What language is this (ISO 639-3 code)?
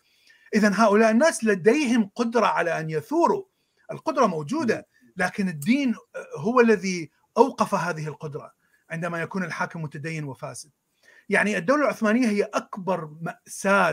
ara